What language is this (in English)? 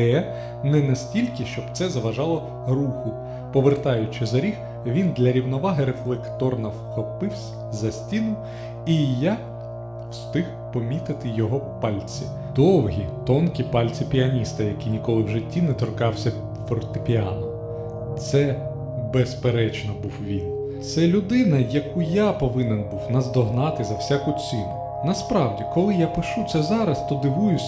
Ukrainian